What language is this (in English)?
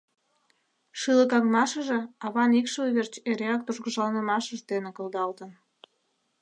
Mari